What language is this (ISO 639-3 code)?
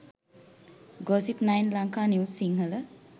sin